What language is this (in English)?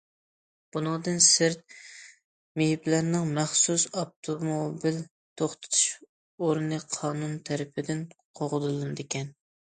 Uyghur